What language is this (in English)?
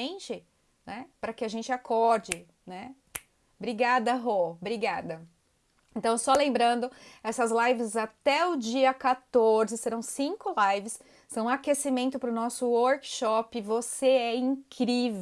Portuguese